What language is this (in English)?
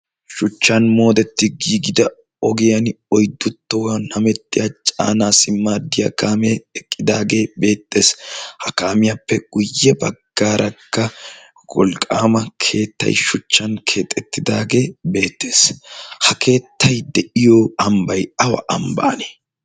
Wolaytta